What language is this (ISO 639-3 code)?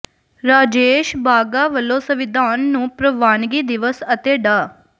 pan